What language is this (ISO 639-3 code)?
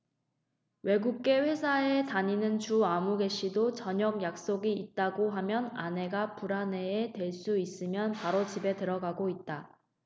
kor